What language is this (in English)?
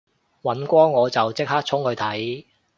Cantonese